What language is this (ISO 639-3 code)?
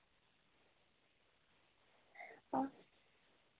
doi